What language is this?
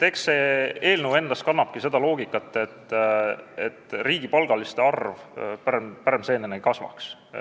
Estonian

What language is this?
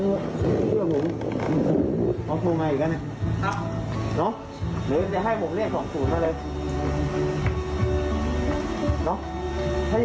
Thai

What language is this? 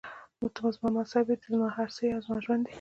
Pashto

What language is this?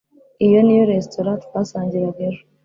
Kinyarwanda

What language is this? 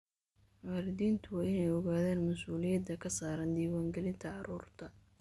Somali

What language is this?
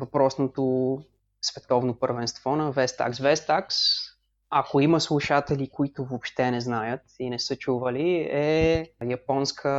Bulgarian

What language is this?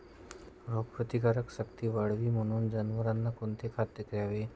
Marathi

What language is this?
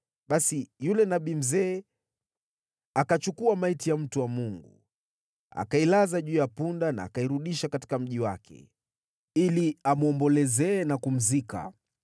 Swahili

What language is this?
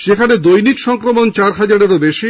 Bangla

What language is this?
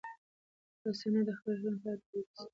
Pashto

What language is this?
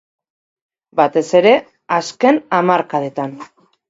Basque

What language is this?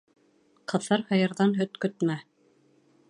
Bashkir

